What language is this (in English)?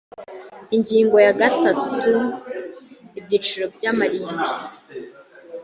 Kinyarwanda